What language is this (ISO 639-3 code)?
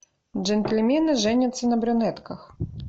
rus